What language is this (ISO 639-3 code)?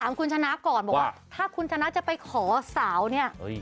tha